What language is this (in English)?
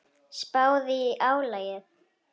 Icelandic